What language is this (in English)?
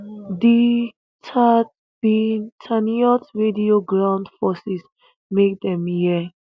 Nigerian Pidgin